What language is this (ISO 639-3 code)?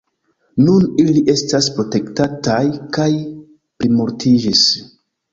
epo